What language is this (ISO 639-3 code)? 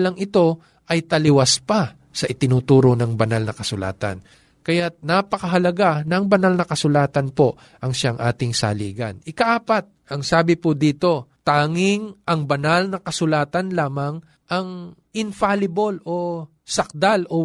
fil